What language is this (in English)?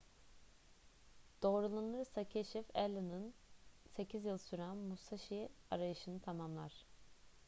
Turkish